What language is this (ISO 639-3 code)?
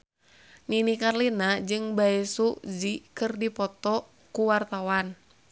sun